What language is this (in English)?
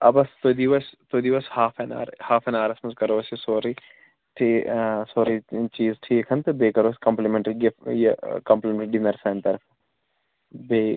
Kashmiri